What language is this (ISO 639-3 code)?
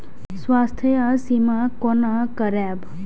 mai